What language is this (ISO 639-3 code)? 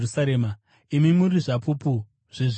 sna